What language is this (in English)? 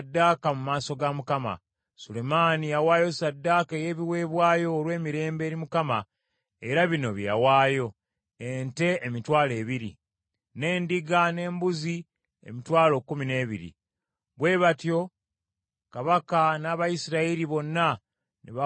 Ganda